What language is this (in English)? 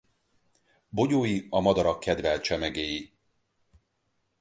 Hungarian